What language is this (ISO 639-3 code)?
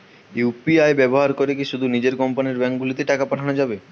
ben